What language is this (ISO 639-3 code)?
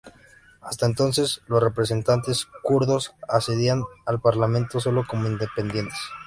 spa